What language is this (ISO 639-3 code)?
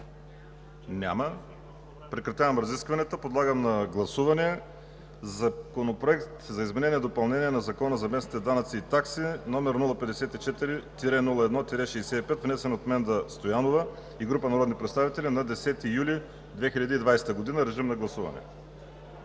bul